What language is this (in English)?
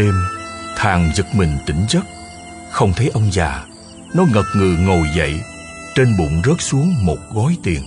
Vietnamese